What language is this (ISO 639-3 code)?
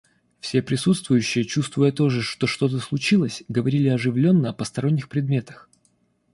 rus